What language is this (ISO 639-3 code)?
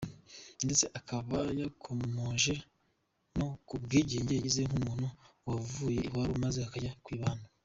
kin